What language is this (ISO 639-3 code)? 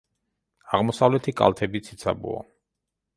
kat